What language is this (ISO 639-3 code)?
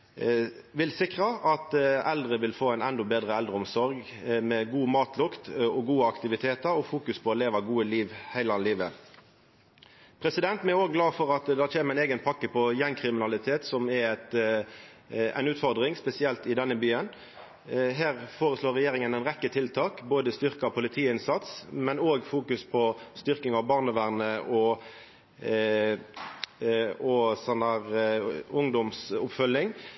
nno